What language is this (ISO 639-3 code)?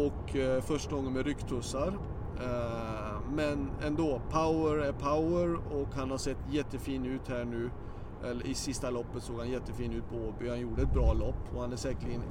swe